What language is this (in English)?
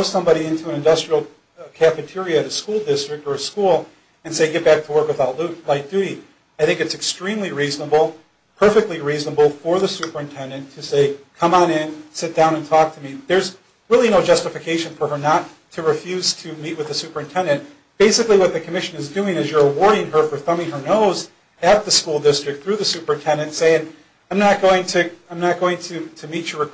English